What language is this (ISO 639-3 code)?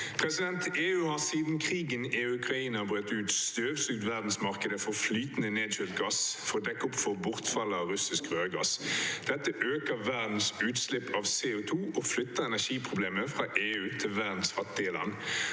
nor